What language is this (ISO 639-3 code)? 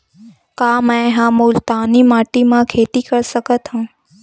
hne